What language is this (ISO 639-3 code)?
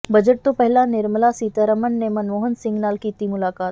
pan